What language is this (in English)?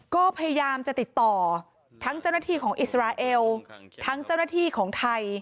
Thai